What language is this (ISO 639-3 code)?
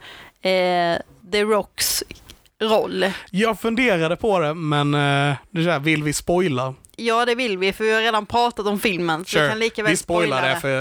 swe